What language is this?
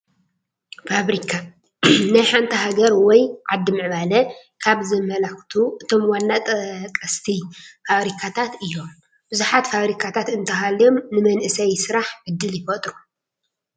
Tigrinya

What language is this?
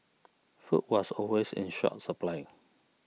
English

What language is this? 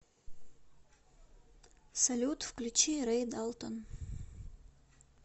Russian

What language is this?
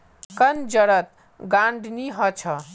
Magahi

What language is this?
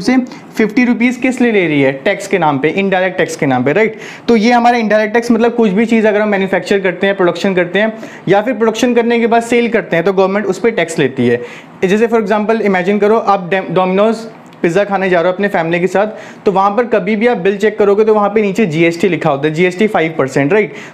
Hindi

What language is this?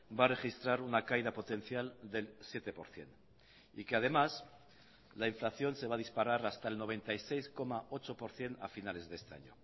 Spanish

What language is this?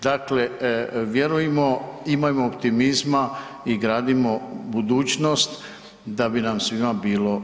Croatian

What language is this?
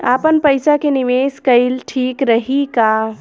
Bhojpuri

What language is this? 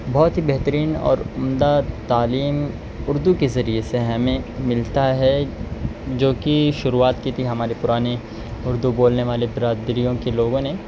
Urdu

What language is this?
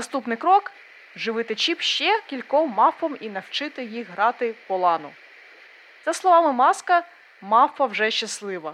Ukrainian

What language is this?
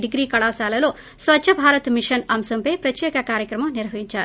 Telugu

